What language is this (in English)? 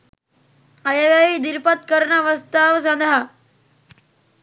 Sinhala